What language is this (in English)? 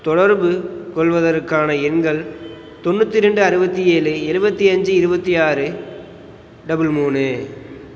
Tamil